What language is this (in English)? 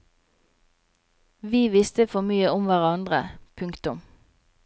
Norwegian